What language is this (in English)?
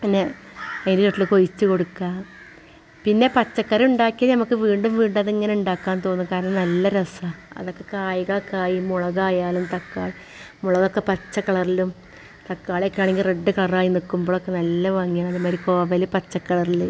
Malayalam